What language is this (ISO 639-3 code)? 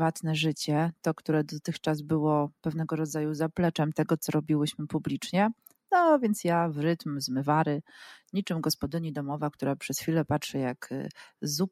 pol